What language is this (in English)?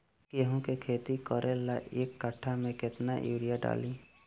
Bhojpuri